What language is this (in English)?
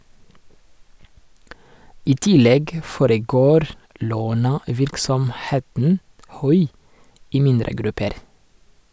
Norwegian